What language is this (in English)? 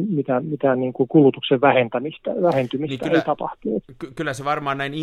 Finnish